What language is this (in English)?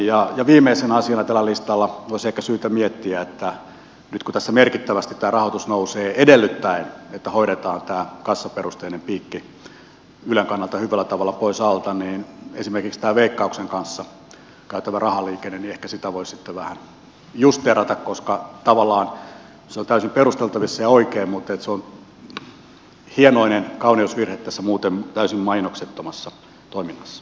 Finnish